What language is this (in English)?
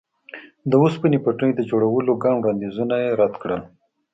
Pashto